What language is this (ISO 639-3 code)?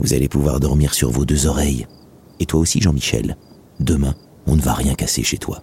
fra